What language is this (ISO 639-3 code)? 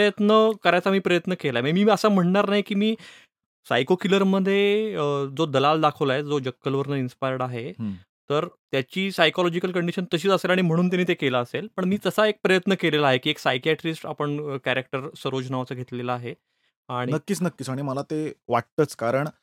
mar